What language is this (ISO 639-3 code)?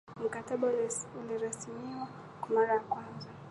swa